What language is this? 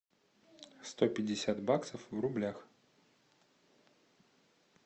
Russian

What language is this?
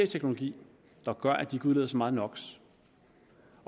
Danish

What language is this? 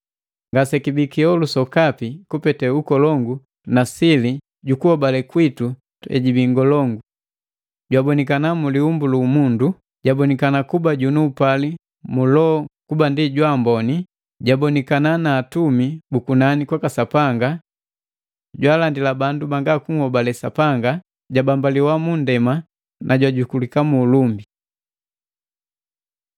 Matengo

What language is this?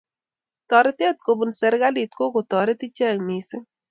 Kalenjin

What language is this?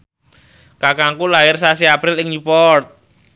Javanese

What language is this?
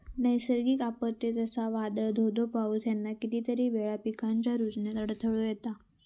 Marathi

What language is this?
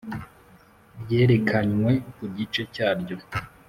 Kinyarwanda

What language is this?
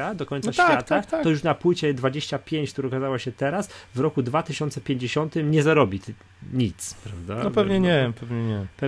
Polish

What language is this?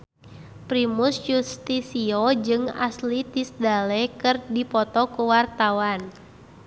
Sundanese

